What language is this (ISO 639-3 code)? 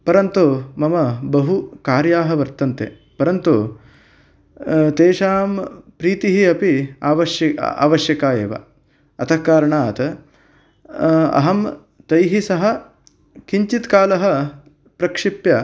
san